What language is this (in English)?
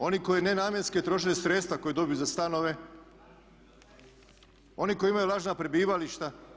Croatian